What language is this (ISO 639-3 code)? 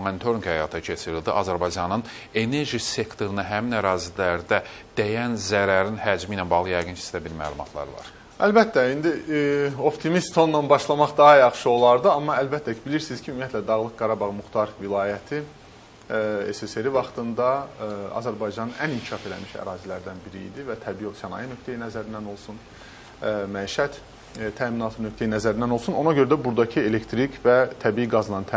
nld